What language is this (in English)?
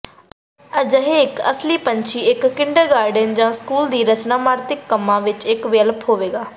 Punjabi